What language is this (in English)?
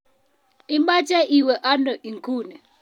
Kalenjin